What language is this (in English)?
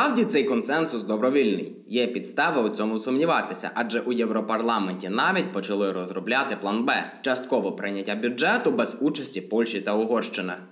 Ukrainian